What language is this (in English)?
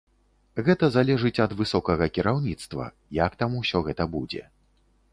Belarusian